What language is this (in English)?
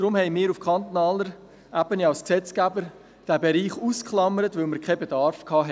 Swiss German